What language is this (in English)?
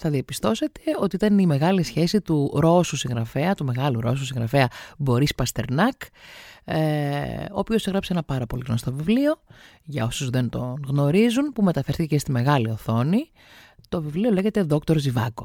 Greek